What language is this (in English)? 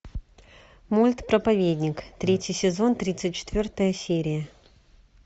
Russian